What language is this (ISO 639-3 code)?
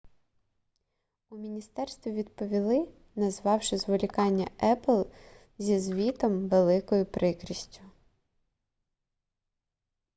ukr